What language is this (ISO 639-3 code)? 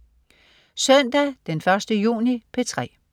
dan